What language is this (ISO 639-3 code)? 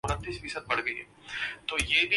urd